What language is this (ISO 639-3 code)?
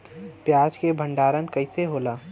bho